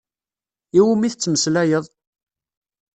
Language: Kabyle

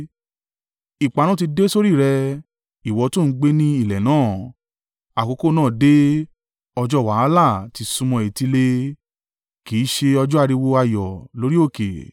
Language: Yoruba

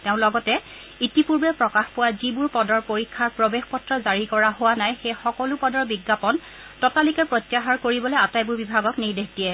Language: Assamese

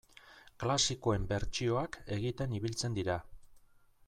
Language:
Basque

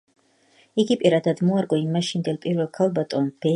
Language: Georgian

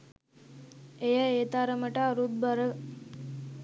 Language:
Sinhala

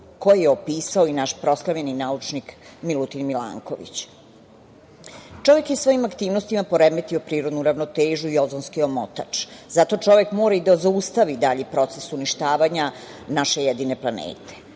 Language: Serbian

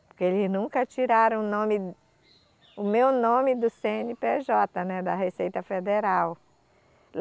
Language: Portuguese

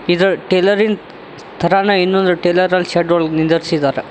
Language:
Kannada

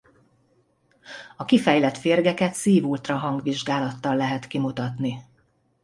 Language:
Hungarian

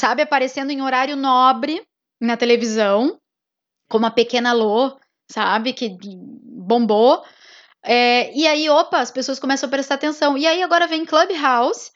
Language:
Portuguese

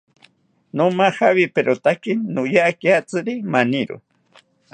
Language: South Ucayali Ashéninka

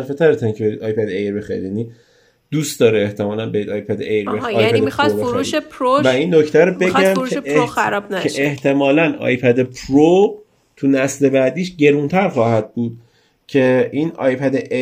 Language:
Persian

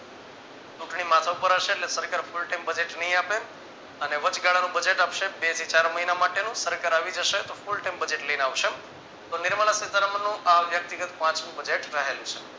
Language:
Gujarati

